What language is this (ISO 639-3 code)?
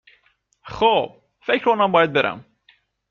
fas